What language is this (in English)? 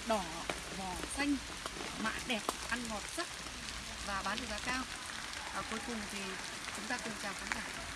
Vietnamese